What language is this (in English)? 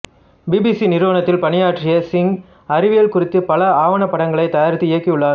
Tamil